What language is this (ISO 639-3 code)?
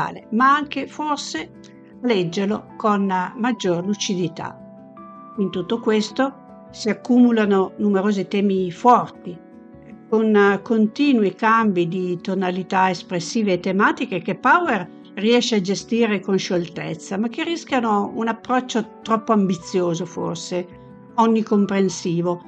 ita